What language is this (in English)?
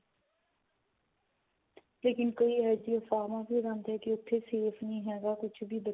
Punjabi